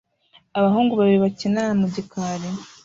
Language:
Kinyarwanda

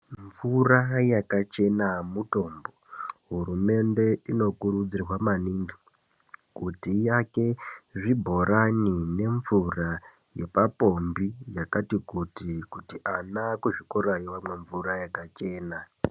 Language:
Ndau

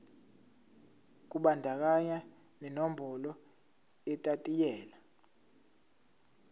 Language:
Zulu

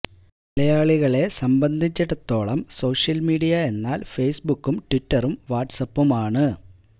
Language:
Malayalam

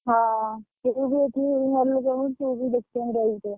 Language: Odia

